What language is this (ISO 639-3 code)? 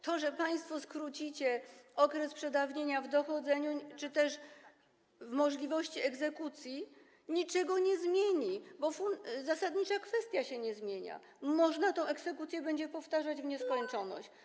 pol